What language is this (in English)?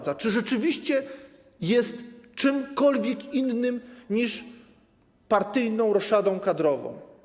Polish